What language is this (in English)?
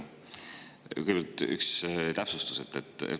Estonian